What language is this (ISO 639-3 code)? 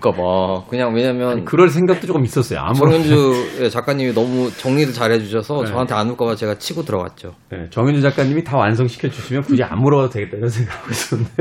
kor